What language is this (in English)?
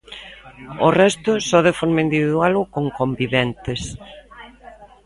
Galician